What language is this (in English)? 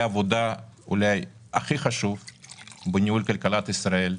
Hebrew